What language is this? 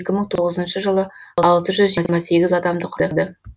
Kazakh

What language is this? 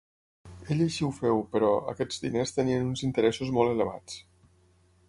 Catalan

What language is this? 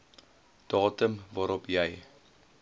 Afrikaans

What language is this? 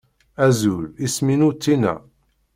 Kabyle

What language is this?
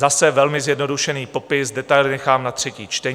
Czech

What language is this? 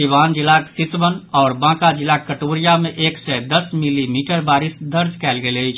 Maithili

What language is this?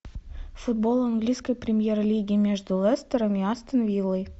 Russian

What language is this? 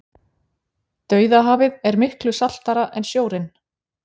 Icelandic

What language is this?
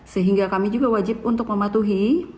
Indonesian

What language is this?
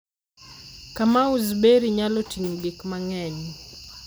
Luo (Kenya and Tanzania)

